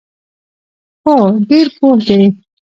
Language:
Pashto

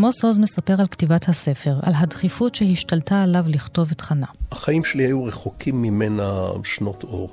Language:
Hebrew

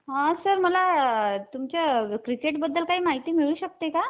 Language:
Marathi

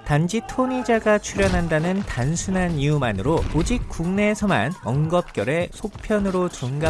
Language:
Korean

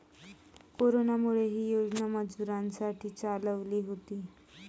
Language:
Marathi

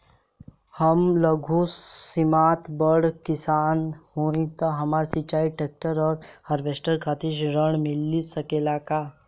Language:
Bhojpuri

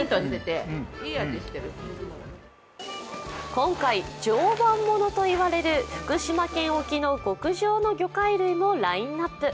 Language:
Japanese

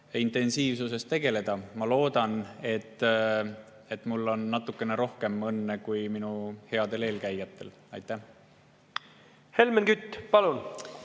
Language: Estonian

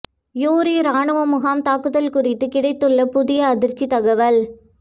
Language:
Tamil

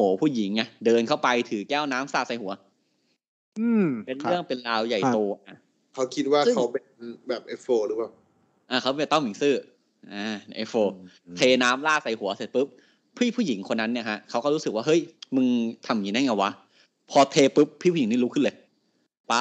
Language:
Thai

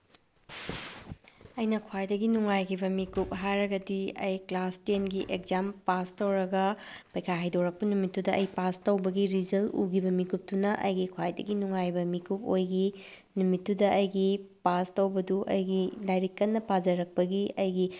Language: Manipuri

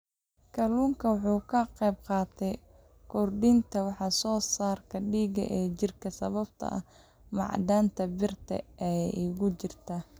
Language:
Somali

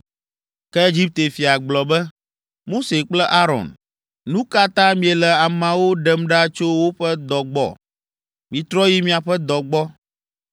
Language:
Ewe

